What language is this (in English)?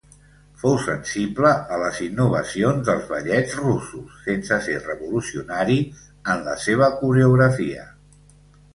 Catalan